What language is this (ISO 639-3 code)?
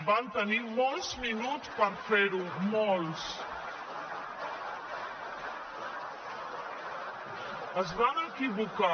cat